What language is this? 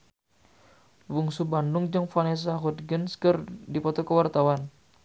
Sundanese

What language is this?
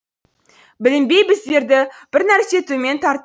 Kazakh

